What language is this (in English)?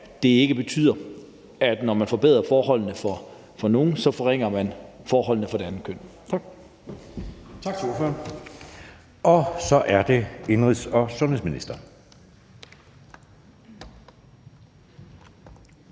Danish